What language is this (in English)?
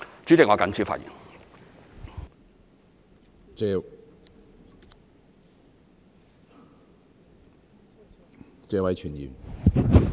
Cantonese